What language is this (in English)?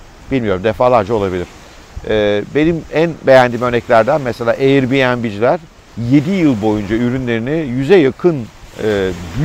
Turkish